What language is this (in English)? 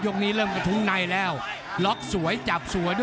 Thai